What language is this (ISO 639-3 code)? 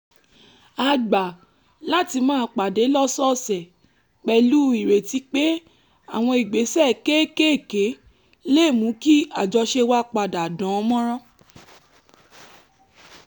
yor